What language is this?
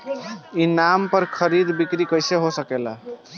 Bhojpuri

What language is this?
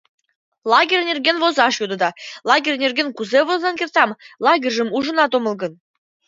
Mari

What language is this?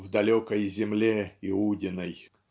Russian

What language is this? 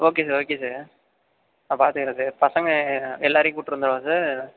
Tamil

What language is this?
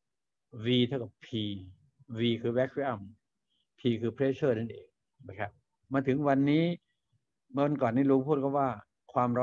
Thai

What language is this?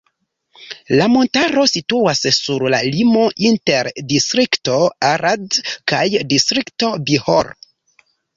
Esperanto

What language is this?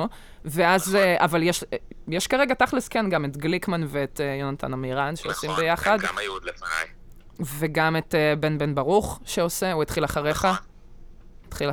Hebrew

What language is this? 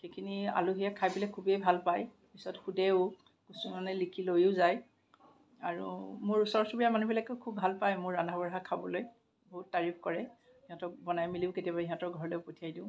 Assamese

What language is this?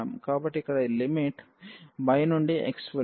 Telugu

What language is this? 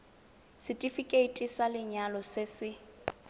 Tswana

